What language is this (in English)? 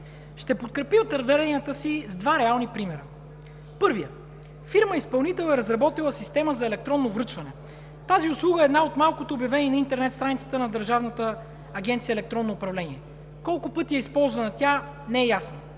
Bulgarian